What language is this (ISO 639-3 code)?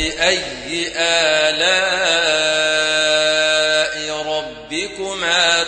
ara